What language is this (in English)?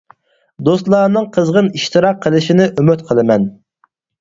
Uyghur